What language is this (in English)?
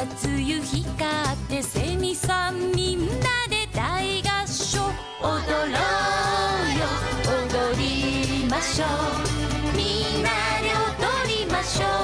Japanese